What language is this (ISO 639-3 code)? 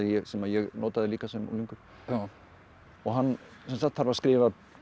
isl